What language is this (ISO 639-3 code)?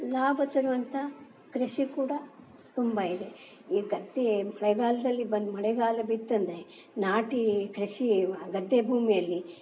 kan